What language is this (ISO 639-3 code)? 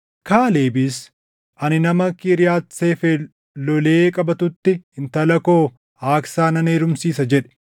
orm